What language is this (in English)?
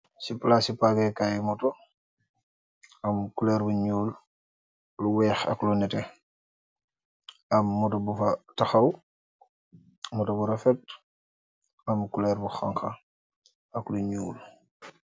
Wolof